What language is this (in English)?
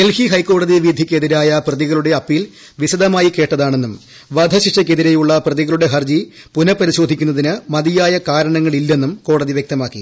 Malayalam